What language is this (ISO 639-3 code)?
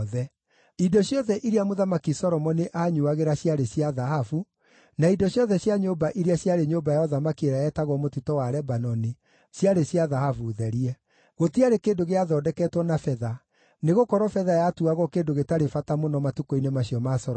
kik